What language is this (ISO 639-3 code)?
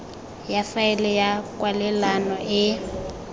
tsn